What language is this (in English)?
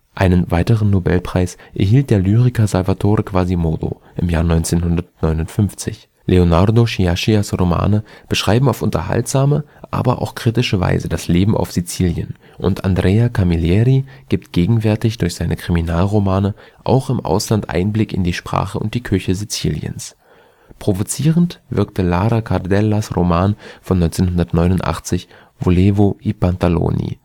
German